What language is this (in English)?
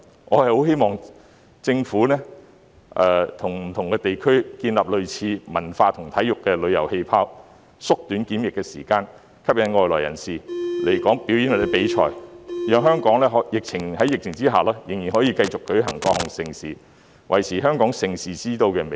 Cantonese